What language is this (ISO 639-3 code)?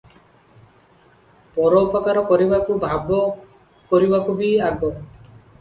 ori